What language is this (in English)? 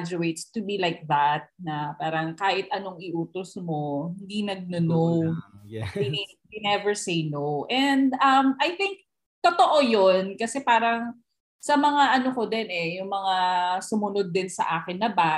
Filipino